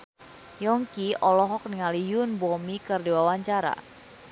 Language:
Sundanese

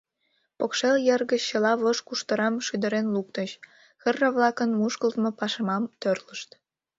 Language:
Mari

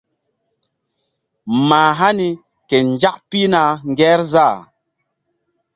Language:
Mbum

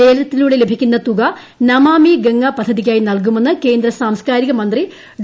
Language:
Malayalam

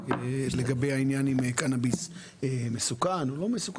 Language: Hebrew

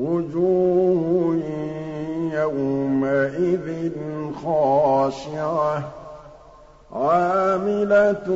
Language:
Arabic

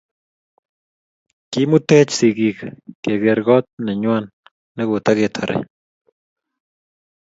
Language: Kalenjin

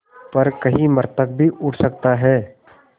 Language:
Hindi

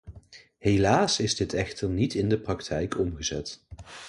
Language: Dutch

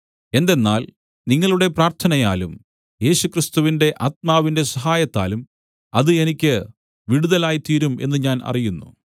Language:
Malayalam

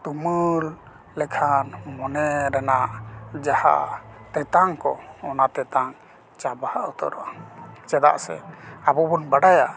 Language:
Santali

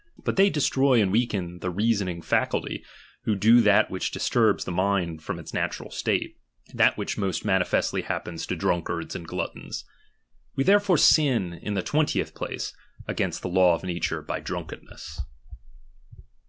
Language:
English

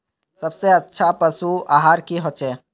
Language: Magahi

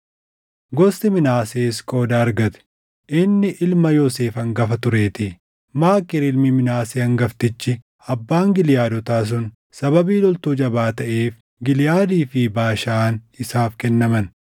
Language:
Oromo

